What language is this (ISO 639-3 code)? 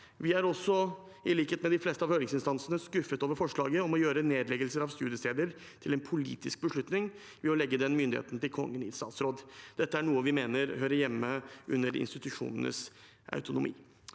nor